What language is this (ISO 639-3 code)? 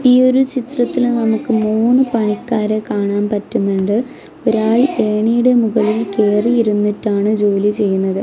mal